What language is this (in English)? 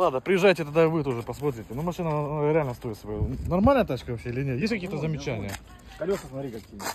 Russian